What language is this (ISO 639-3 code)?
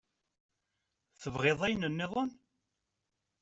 kab